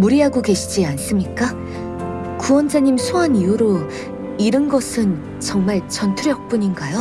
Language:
Korean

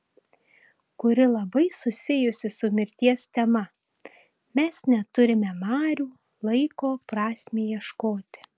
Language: Lithuanian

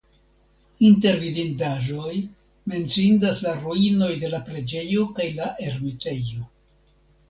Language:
Esperanto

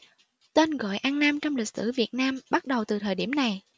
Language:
Vietnamese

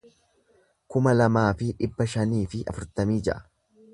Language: Oromo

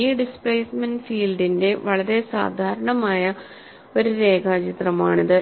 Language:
Malayalam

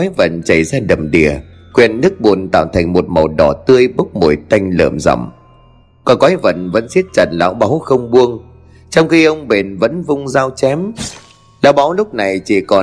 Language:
Vietnamese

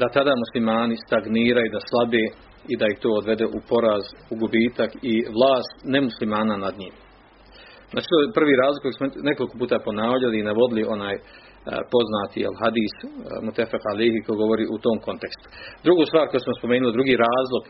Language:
Croatian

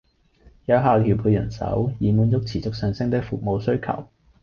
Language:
Cantonese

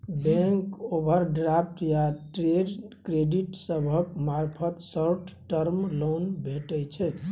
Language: Maithili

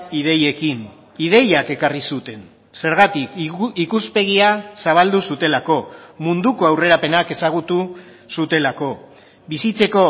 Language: Basque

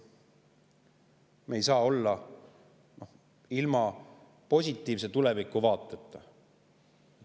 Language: Estonian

